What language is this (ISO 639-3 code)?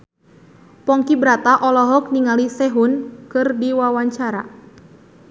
sun